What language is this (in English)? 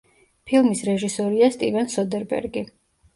Georgian